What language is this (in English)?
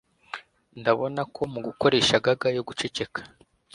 Kinyarwanda